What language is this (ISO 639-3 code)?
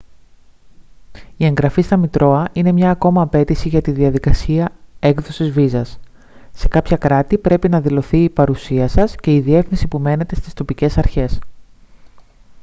ell